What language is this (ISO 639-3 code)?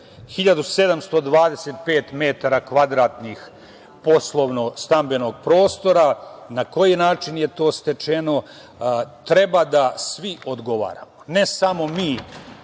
srp